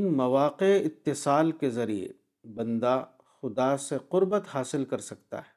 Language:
Urdu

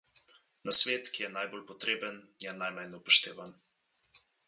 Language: Slovenian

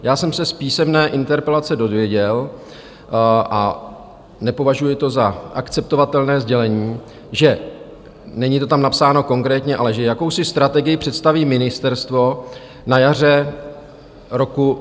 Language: Czech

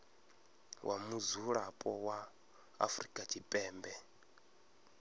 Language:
Venda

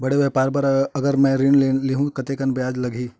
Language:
Chhattisgarhi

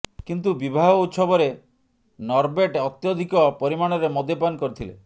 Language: Odia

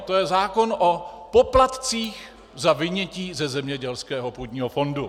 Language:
Czech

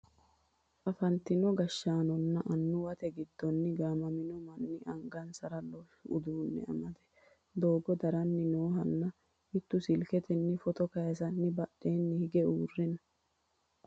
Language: Sidamo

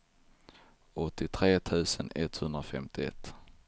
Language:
Swedish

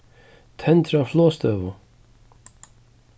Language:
Faroese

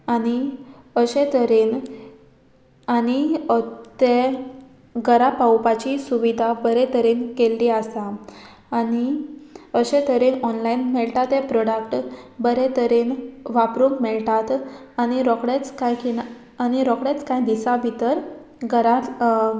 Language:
Konkani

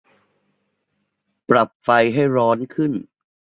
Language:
Thai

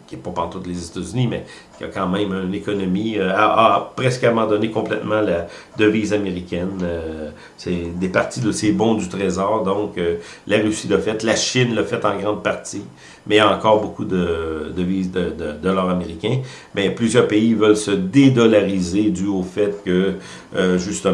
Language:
French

